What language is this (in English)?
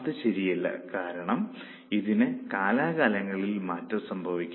Malayalam